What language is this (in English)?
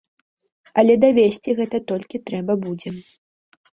Belarusian